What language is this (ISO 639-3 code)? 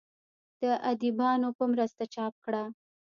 pus